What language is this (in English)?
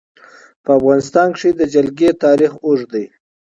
Pashto